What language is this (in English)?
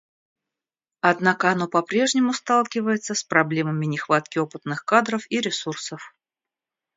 Russian